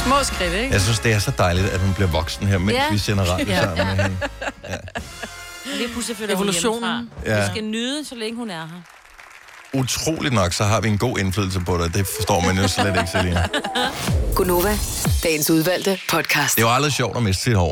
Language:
Danish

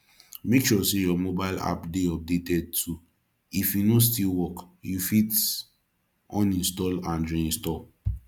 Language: Nigerian Pidgin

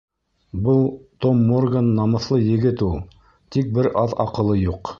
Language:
Bashkir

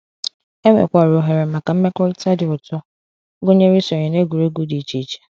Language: Igbo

